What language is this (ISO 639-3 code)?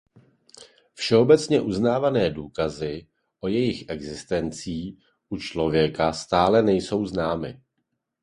ces